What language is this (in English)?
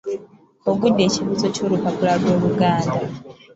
Ganda